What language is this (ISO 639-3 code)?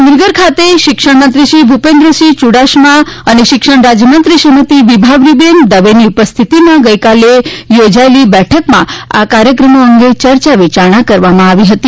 guj